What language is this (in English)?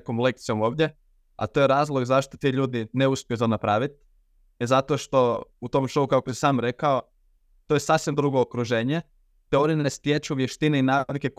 Croatian